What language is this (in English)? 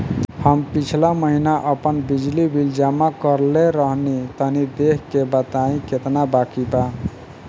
Bhojpuri